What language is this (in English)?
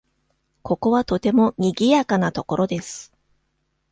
Japanese